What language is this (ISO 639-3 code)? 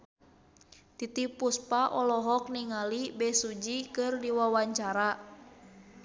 sun